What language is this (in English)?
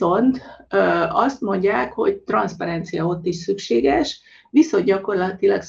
Hungarian